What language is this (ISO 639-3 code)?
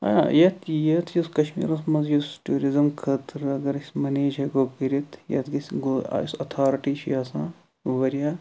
kas